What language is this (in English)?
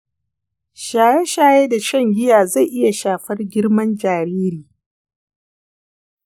Hausa